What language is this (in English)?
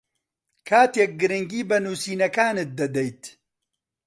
Central Kurdish